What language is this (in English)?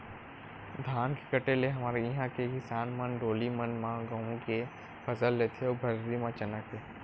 Chhattisgarhi